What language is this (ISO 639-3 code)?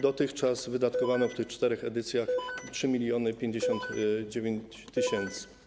pol